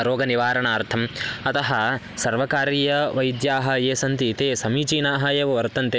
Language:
Sanskrit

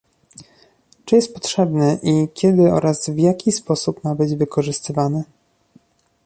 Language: Polish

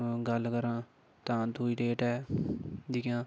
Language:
Dogri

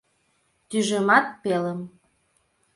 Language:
Mari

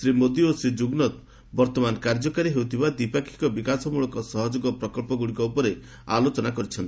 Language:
Odia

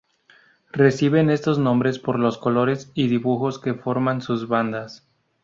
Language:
Spanish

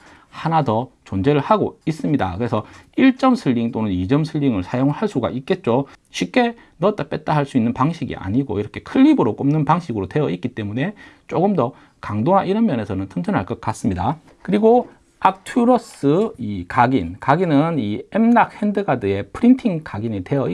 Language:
Korean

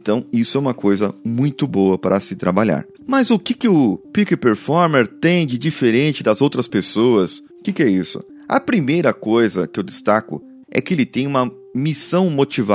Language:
Portuguese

